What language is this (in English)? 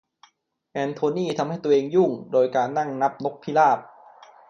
Thai